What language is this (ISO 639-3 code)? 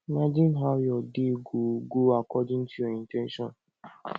pcm